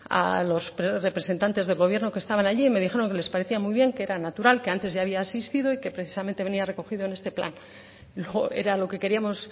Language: Spanish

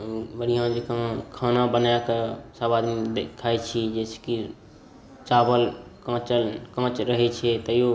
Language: Maithili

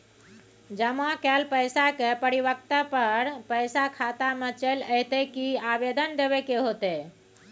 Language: Maithili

